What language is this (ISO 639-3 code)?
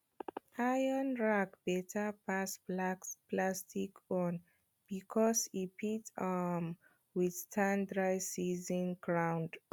pcm